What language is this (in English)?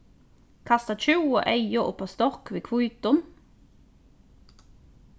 Faroese